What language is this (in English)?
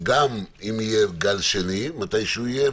Hebrew